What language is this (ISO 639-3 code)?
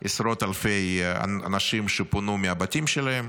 heb